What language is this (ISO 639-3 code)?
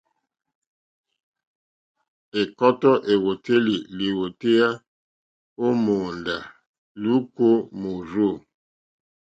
bri